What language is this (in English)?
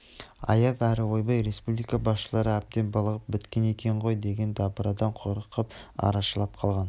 Kazakh